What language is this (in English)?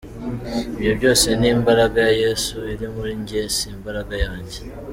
Kinyarwanda